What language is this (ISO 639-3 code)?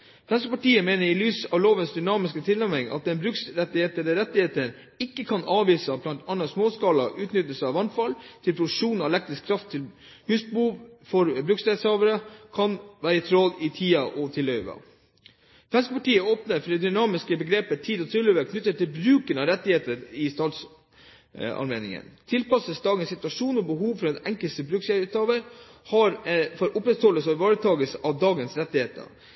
nob